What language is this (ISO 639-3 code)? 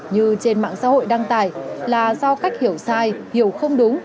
vie